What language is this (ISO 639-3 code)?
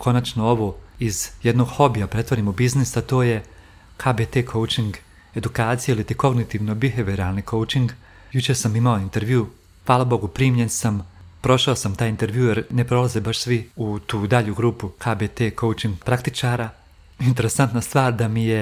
hrv